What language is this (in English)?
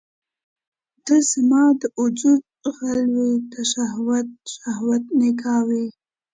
Pashto